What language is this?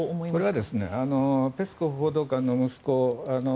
Japanese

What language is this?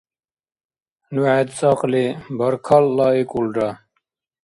Dargwa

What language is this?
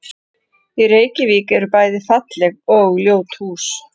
Icelandic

